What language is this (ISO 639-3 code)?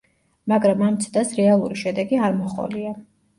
kat